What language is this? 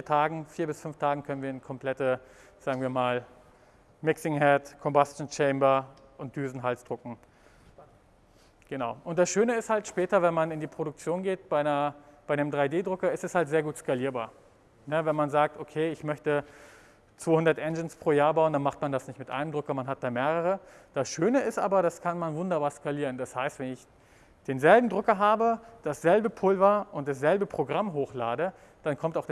German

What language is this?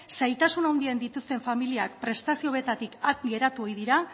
Basque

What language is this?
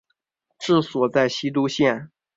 Chinese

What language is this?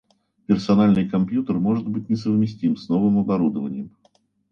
Russian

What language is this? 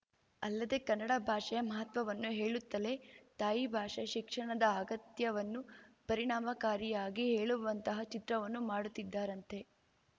Kannada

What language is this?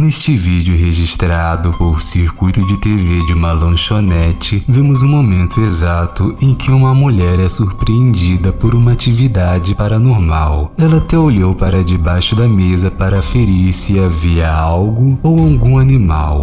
Portuguese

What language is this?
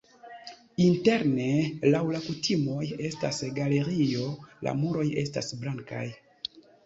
Esperanto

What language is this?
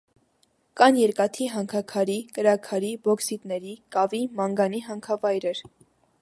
Armenian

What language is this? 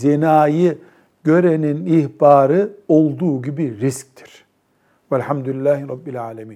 Turkish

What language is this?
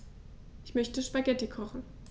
German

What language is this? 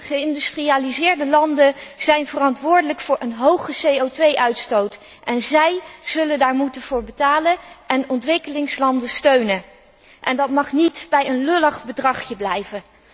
Dutch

